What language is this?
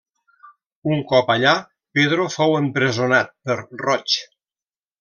Catalan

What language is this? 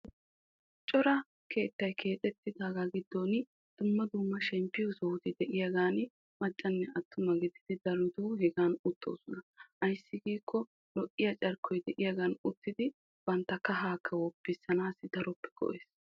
Wolaytta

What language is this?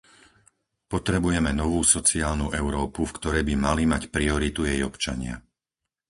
Slovak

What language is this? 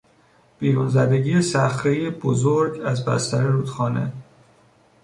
Persian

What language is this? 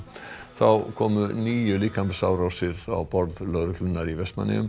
Icelandic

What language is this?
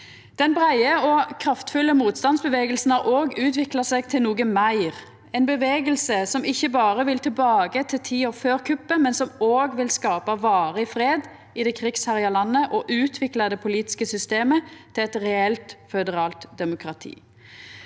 Norwegian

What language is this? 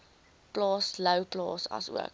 Afrikaans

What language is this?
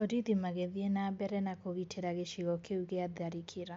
Kikuyu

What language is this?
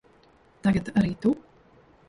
Latvian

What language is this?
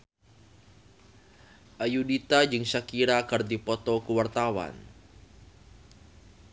Sundanese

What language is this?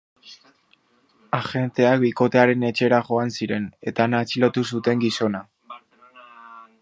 Basque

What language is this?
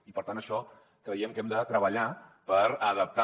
Catalan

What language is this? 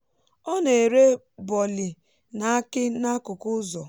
Igbo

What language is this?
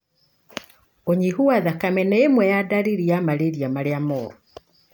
Kikuyu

